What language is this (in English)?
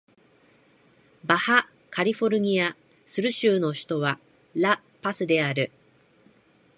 Japanese